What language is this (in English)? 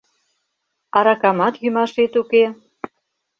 Mari